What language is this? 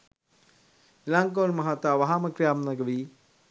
Sinhala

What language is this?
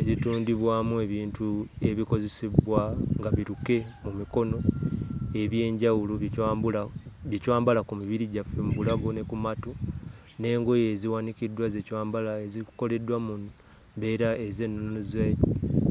Ganda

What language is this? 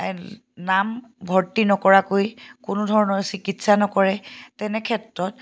Assamese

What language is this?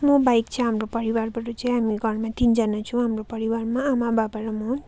Nepali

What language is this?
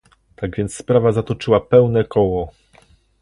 Polish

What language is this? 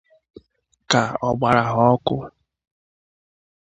Igbo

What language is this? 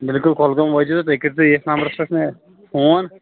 Kashmiri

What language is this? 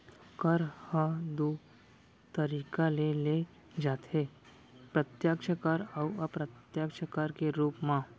Chhattisgarhi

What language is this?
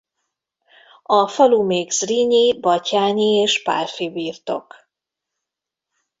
Hungarian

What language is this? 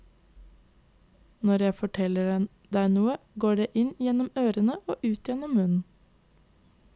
Norwegian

